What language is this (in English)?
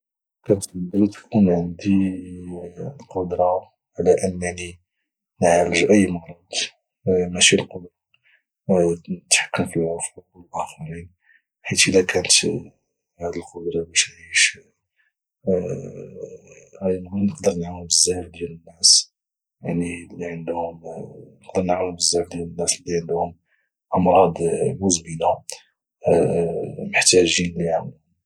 Moroccan Arabic